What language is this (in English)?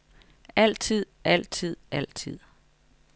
Danish